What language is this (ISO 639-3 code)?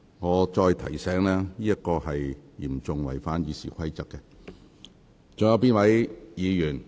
yue